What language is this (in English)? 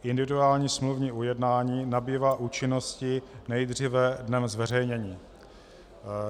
Czech